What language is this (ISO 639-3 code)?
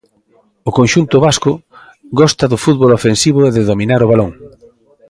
glg